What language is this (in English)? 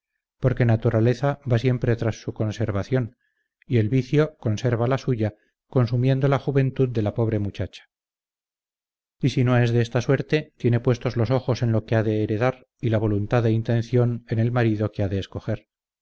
Spanish